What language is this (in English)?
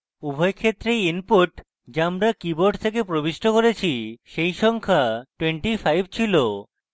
Bangla